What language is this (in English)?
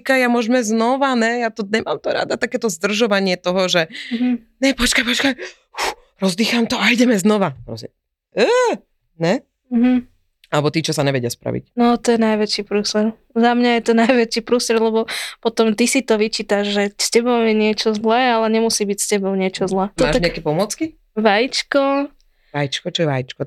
Slovak